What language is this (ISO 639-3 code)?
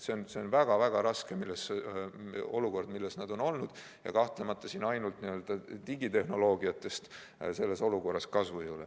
est